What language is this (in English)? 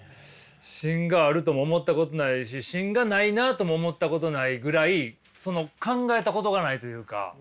Japanese